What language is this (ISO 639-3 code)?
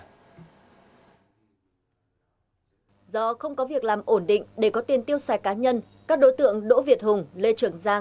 vie